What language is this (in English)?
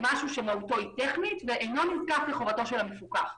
Hebrew